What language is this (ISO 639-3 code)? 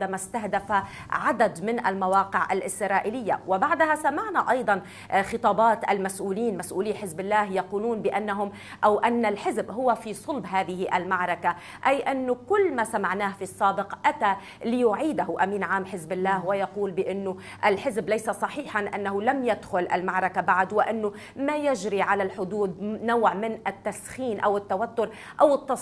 ara